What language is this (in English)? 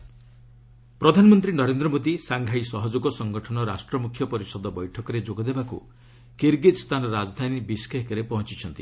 Odia